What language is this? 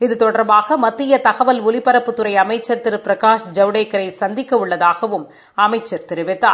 Tamil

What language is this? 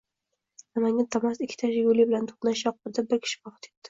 Uzbek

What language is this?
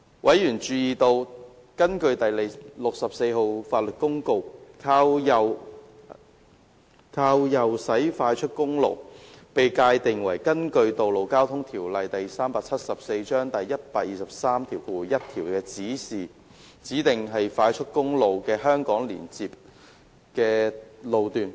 Cantonese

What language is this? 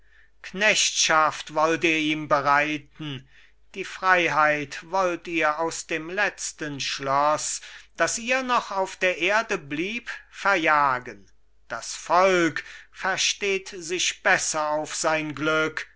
German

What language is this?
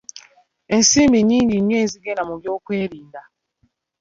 Ganda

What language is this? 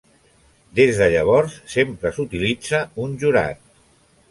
Catalan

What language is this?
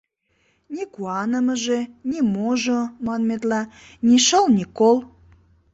Mari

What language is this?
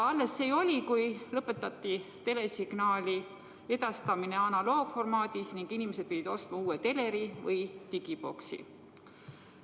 Estonian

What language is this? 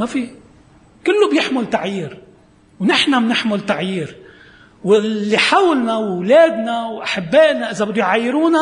Arabic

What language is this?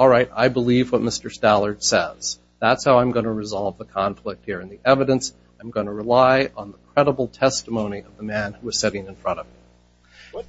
English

